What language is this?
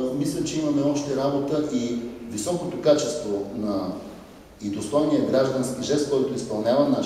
Bulgarian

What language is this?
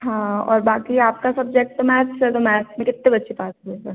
Hindi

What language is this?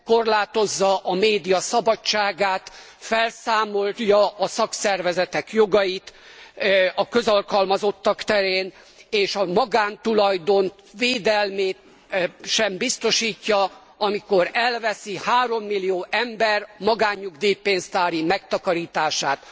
Hungarian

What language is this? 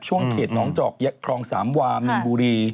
Thai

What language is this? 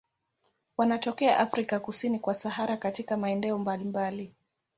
Swahili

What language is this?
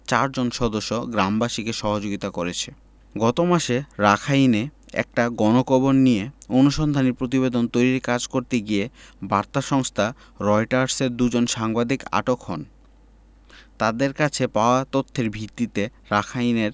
Bangla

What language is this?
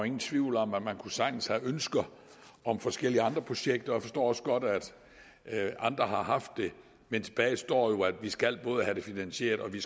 Danish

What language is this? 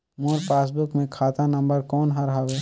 Chhattisgarhi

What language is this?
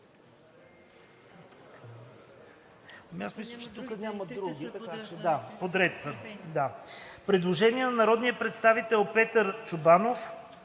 Bulgarian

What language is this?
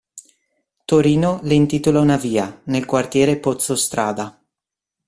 Italian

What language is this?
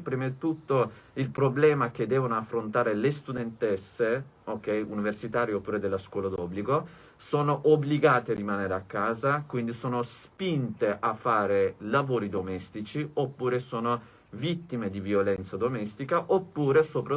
Italian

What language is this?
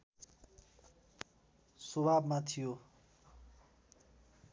Nepali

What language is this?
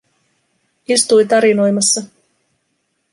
Finnish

